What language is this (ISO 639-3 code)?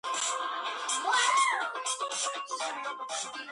kat